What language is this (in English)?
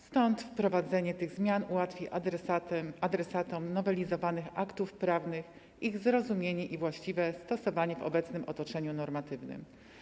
Polish